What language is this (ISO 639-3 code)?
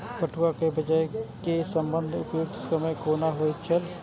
mai